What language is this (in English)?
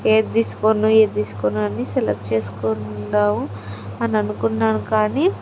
Telugu